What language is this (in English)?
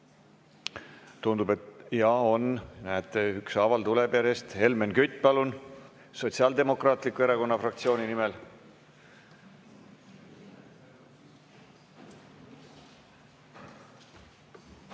Estonian